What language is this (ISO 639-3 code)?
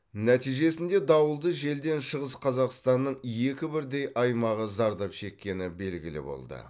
kaz